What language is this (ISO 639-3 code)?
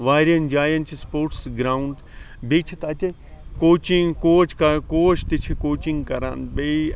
kas